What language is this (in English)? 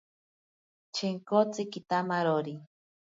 Ashéninka Perené